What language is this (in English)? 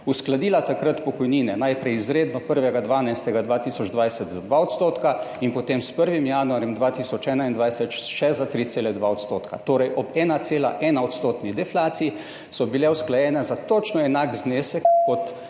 Slovenian